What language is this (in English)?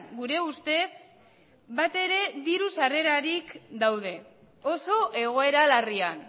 Basque